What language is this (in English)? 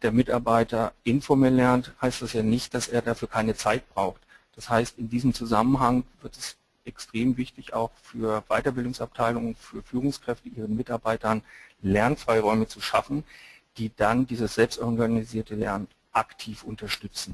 German